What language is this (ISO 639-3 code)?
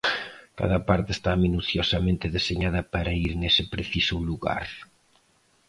glg